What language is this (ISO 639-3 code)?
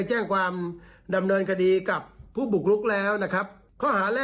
tha